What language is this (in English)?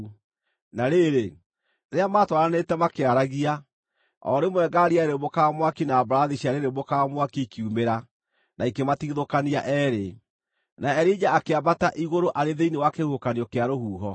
Kikuyu